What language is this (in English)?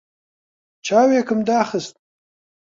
Central Kurdish